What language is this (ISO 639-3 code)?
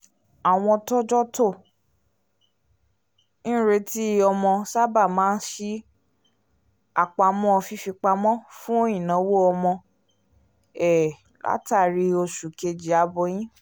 yor